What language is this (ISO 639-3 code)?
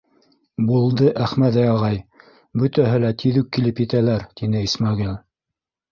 bak